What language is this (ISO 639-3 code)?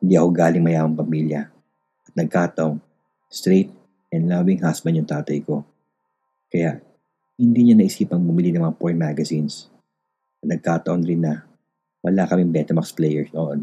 fil